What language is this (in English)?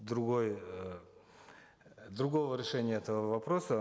Kazakh